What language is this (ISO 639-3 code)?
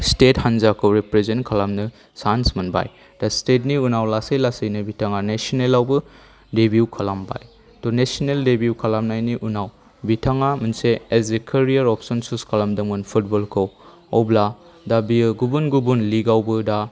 brx